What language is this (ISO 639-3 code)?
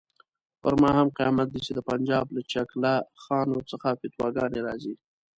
pus